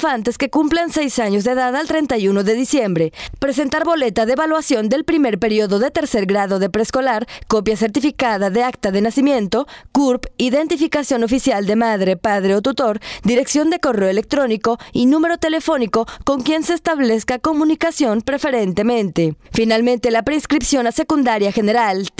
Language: Spanish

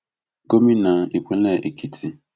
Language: Yoruba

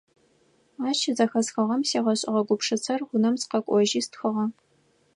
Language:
Adyghe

